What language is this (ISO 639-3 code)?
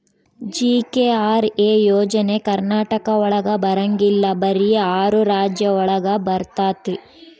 kan